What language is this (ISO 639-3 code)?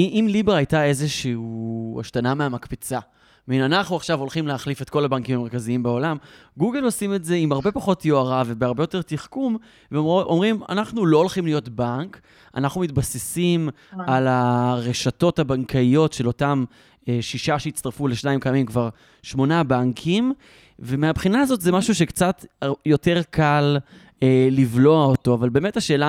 heb